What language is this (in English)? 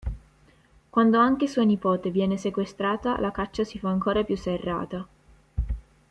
Italian